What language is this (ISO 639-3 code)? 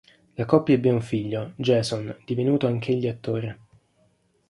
ita